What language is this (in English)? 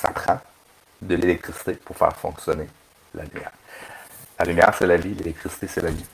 French